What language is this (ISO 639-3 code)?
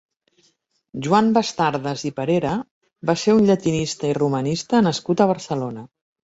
cat